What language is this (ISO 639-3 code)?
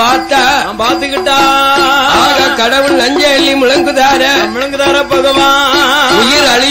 ara